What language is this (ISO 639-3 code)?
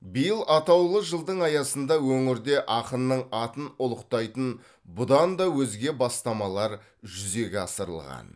kaz